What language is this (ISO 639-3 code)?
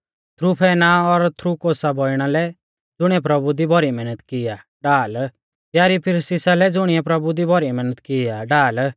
bfz